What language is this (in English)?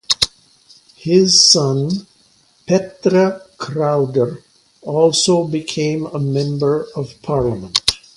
English